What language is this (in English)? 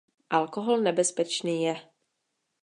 Czech